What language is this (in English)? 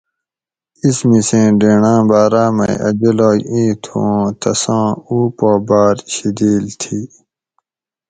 Gawri